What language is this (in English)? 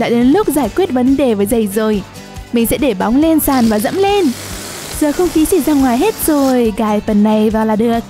Vietnamese